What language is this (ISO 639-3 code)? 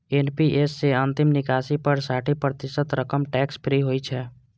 mai